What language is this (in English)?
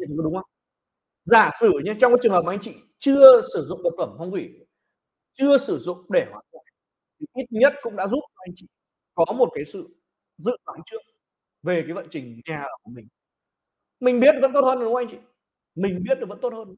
Vietnamese